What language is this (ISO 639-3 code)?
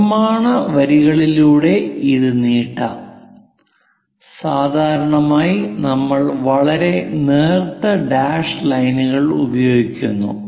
mal